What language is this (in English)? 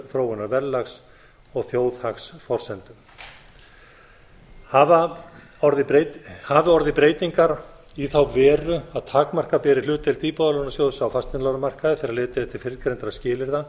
Icelandic